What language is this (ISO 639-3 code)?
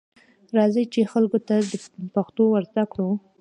pus